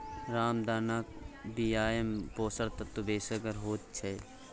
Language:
Maithili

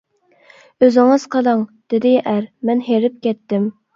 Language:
Uyghur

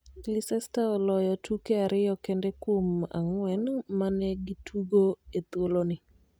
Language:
Luo (Kenya and Tanzania)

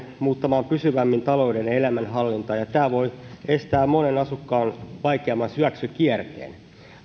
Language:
Finnish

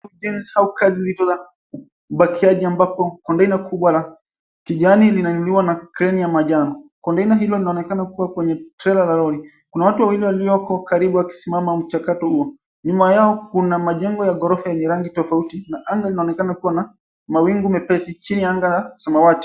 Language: Swahili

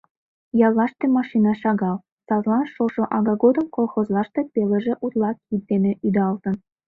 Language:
Mari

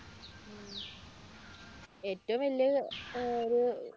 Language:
Malayalam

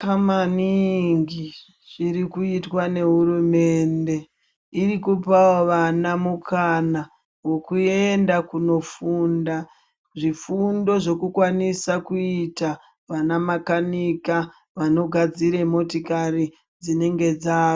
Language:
Ndau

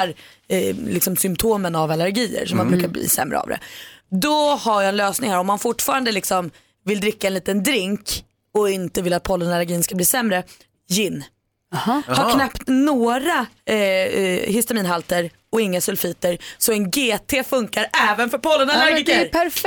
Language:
Swedish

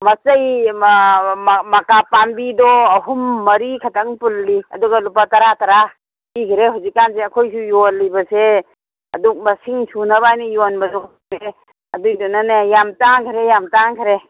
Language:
Manipuri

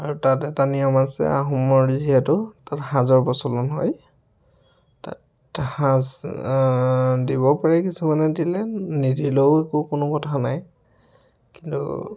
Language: Assamese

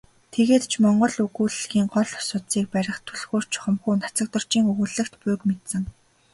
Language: Mongolian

